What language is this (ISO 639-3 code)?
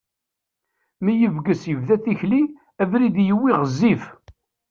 kab